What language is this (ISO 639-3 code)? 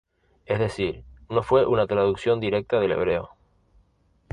spa